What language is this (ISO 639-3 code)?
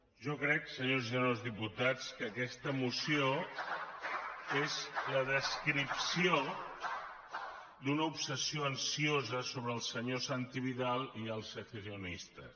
cat